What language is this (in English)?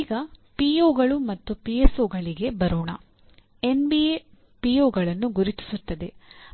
Kannada